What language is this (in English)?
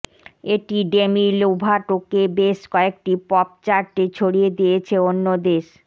Bangla